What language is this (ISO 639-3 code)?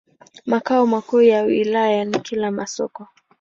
swa